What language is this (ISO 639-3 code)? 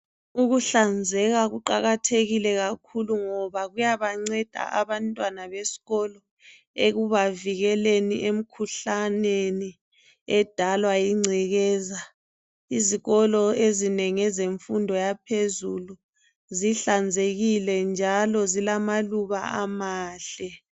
nde